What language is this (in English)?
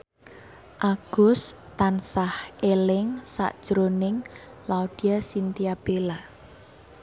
Javanese